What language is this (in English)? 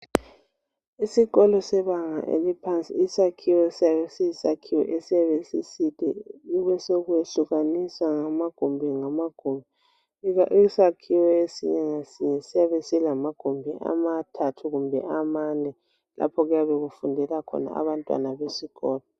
North Ndebele